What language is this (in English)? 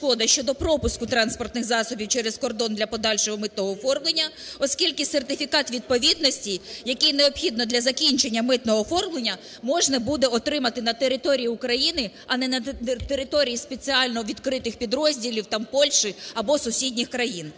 Ukrainian